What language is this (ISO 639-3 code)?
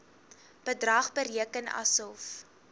afr